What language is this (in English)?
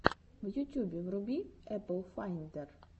Russian